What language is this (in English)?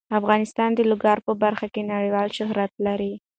Pashto